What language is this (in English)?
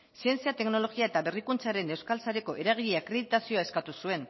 Basque